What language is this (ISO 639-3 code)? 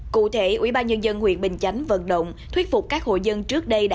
vie